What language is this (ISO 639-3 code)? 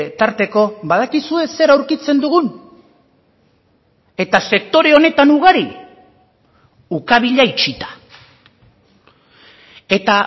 eus